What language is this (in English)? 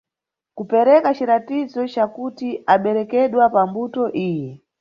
Nyungwe